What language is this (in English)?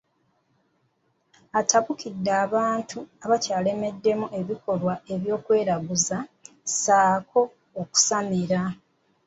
Ganda